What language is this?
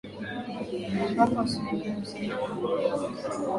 Swahili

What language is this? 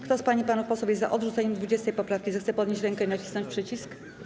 Polish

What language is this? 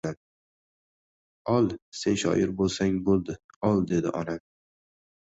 Uzbek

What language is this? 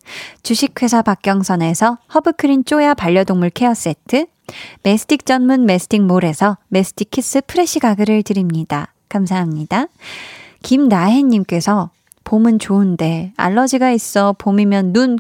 Korean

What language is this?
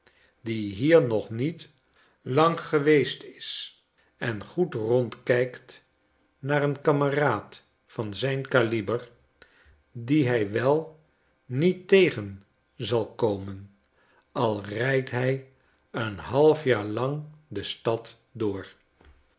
Dutch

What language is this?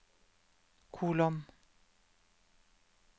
Norwegian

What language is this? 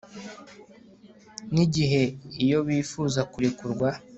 Kinyarwanda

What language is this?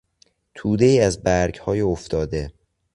Persian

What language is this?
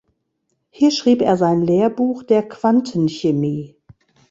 German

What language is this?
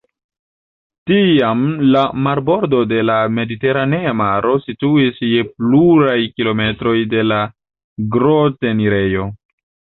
Esperanto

